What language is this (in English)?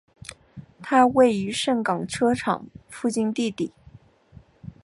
Chinese